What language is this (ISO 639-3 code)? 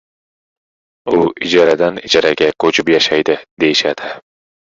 uzb